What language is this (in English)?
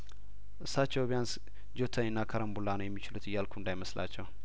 Amharic